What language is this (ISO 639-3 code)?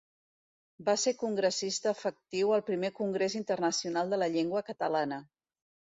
cat